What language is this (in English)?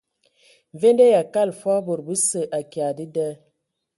Ewondo